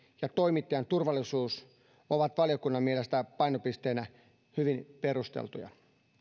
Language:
Finnish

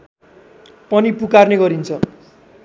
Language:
Nepali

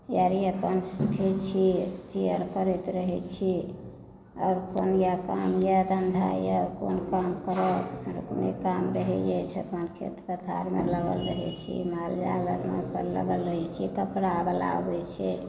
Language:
Maithili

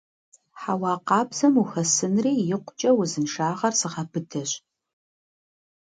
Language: Kabardian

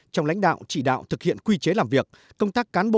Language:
Vietnamese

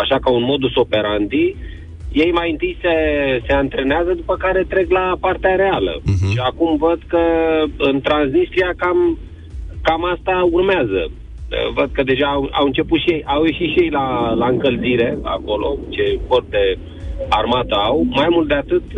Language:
Romanian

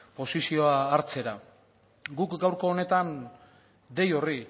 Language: Basque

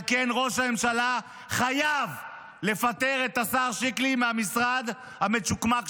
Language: Hebrew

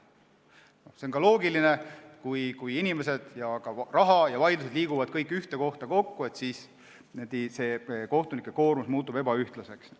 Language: Estonian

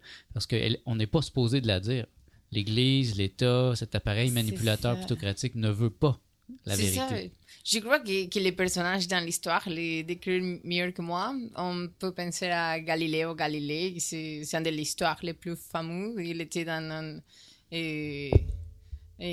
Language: French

